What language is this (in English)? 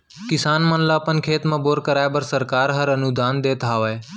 Chhattisgarhi